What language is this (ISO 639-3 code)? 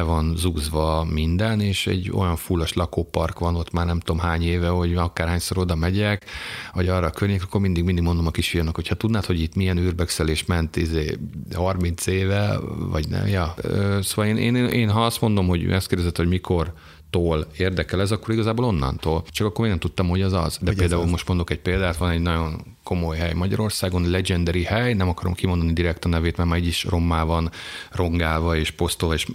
hun